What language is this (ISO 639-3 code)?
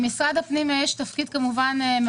heb